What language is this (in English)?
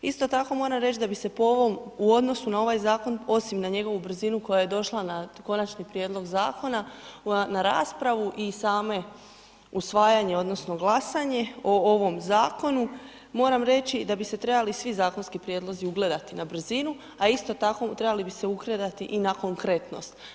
Croatian